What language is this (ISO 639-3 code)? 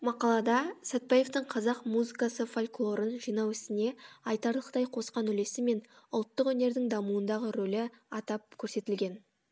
kaz